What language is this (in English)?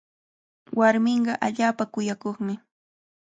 Cajatambo North Lima Quechua